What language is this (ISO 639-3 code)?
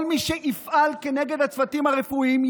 heb